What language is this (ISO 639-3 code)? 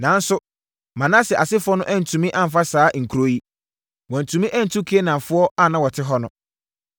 aka